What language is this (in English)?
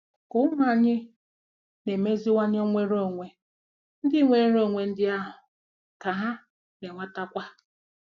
Igbo